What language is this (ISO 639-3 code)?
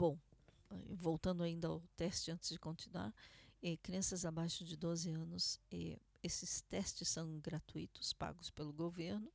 por